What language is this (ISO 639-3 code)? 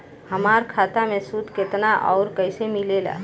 bho